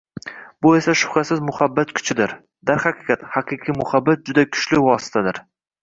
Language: Uzbek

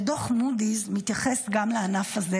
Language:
Hebrew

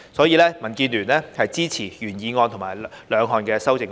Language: Cantonese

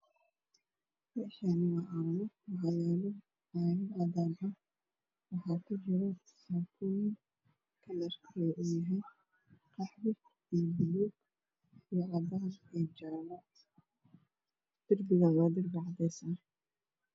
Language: Somali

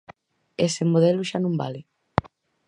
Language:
Galician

